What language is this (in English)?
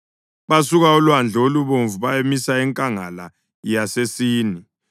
North Ndebele